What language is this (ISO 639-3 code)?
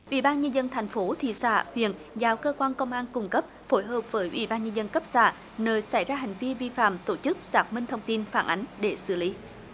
vie